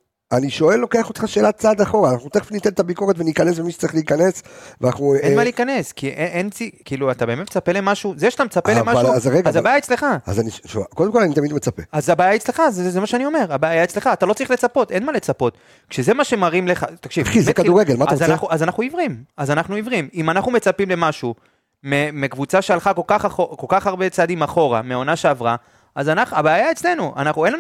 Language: Hebrew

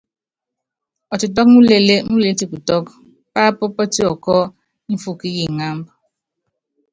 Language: Yangben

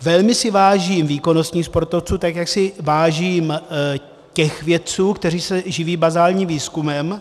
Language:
Czech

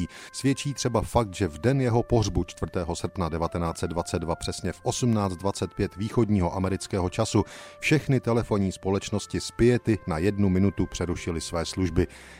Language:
Czech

